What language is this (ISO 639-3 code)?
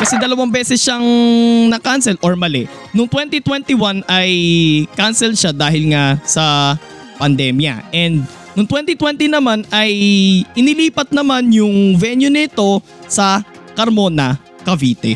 fil